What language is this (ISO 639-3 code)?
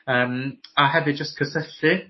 cym